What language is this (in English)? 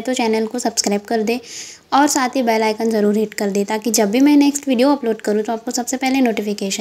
Hindi